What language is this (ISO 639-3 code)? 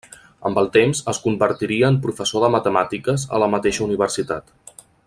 cat